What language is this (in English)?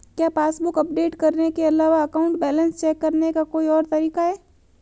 Hindi